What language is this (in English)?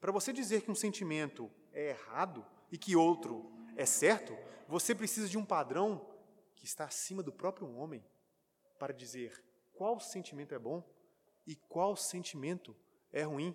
Portuguese